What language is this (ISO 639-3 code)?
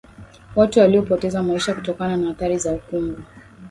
swa